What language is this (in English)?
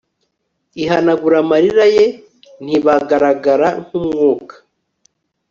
Kinyarwanda